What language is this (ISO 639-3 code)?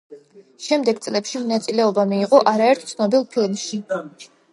kat